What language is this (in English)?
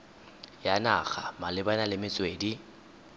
Tswana